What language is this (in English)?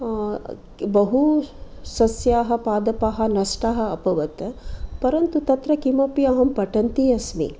Sanskrit